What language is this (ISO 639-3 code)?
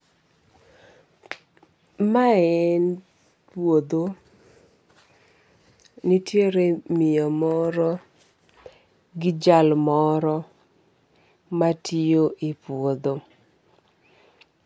luo